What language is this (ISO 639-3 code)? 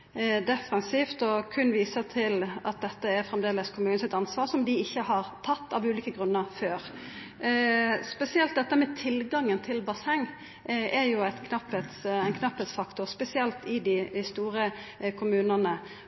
nno